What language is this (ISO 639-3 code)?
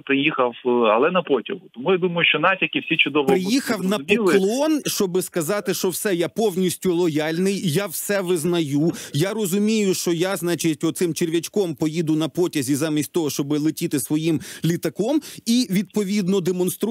ukr